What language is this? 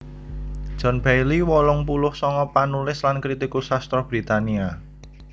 Javanese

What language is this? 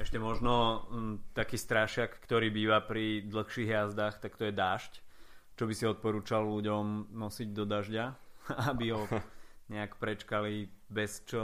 Slovak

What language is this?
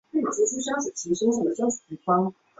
Chinese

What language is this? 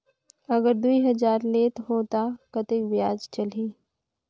Chhattisgarhi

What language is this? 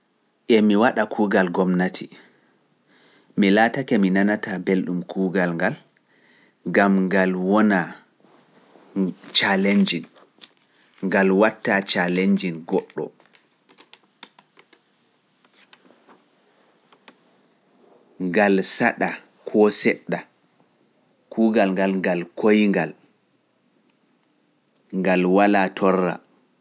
Pular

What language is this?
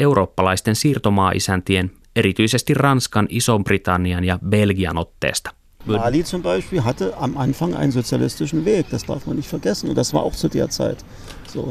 Finnish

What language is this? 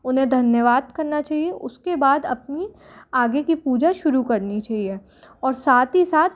Hindi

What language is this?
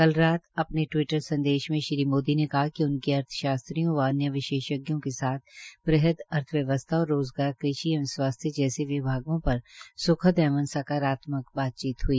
Hindi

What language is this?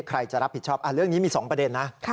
Thai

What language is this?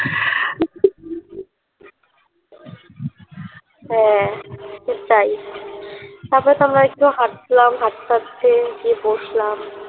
Bangla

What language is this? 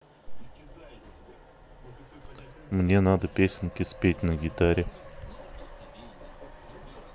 Russian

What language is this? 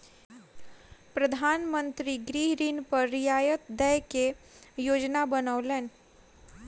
Maithili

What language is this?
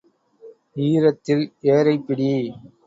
Tamil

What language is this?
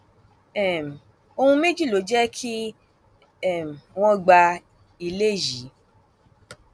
Yoruba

